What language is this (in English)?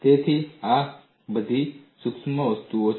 Gujarati